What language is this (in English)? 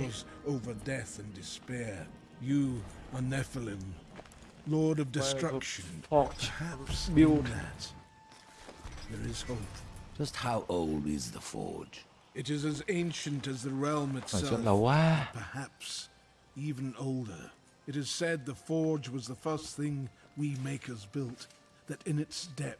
Vietnamese